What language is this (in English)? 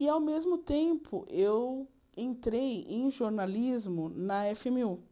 Portuguese